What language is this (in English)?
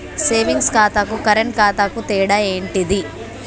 Telugu